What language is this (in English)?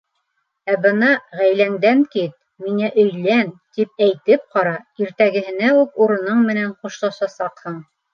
Bashkir